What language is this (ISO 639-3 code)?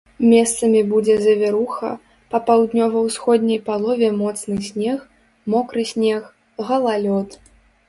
bel